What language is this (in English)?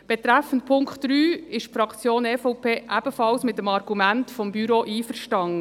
Swiss German